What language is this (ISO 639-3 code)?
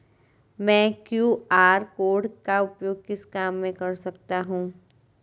hin